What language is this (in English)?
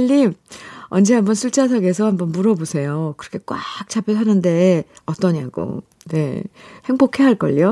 Korean